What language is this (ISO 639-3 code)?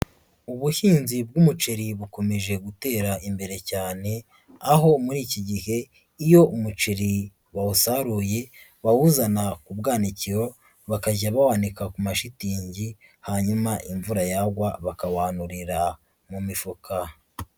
kin